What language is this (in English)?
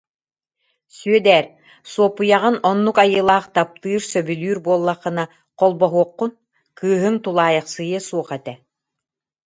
Yakut